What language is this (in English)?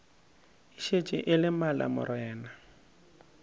Northern Sotho